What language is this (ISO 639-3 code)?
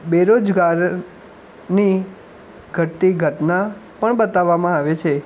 guj